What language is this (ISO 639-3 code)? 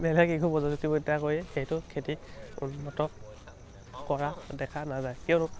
asm